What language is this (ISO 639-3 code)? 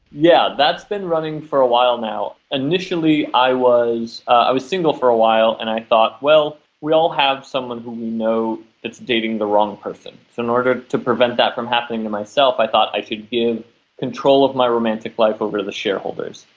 eng